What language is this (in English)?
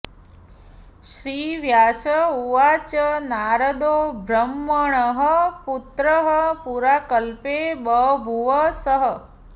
Sanskrit